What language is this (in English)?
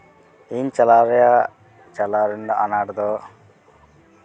Santali